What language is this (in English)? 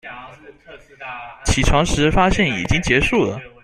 Chinese